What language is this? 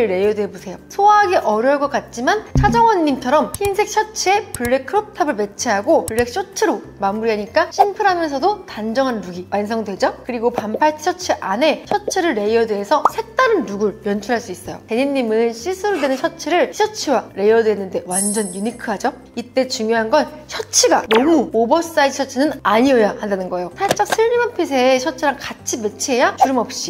Korean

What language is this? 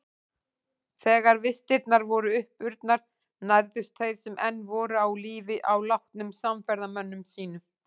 Icelandic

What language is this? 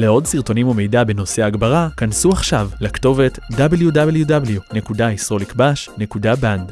Hebrew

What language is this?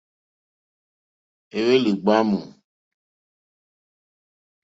Mokpwe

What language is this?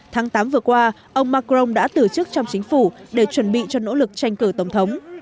Vietnamese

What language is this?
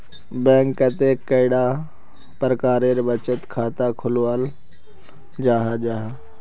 Magahi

